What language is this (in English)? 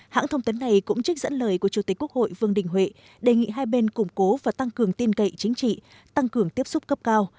Vietnamese